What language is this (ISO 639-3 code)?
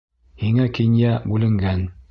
bak